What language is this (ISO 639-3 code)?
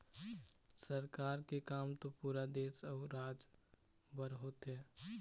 hne